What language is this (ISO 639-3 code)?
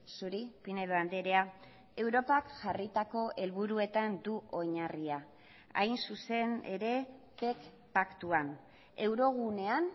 eus